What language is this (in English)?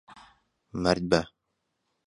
Central Kurdish